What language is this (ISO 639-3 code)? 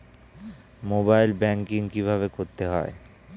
ben